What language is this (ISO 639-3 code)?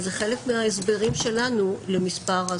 heb